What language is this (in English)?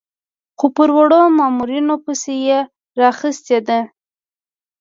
Pashto